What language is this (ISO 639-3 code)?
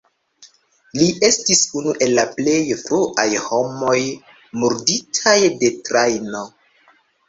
epo